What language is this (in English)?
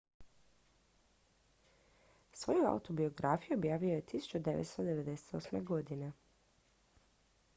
Croatian